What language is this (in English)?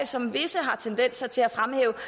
Danish